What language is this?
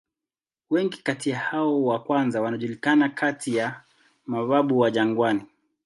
Swahili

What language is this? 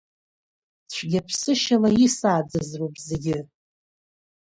Abkhazian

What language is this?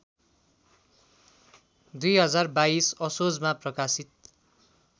Nepali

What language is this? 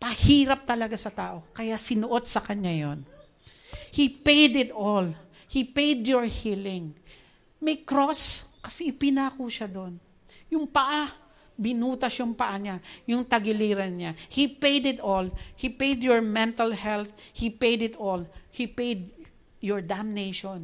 Filipino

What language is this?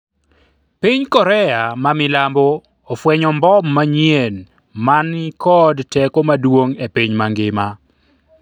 Luo (Kenya and Tanzania)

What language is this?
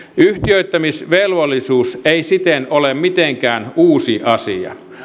Finnish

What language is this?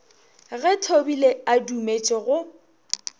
Northern Sotho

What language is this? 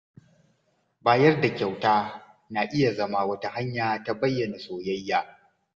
Hausa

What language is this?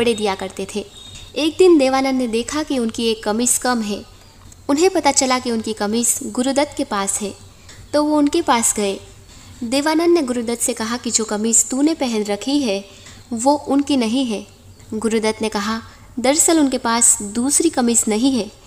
Hindi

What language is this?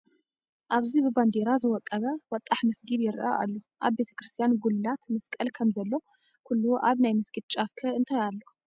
Tigrinya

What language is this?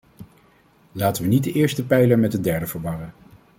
Dutch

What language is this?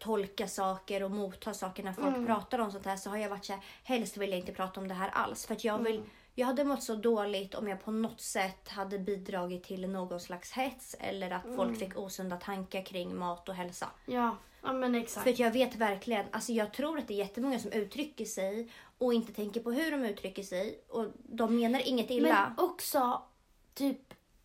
Swedish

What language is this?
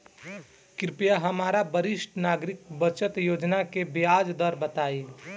Bhojpuri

